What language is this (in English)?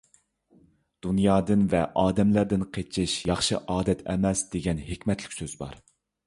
Uyghur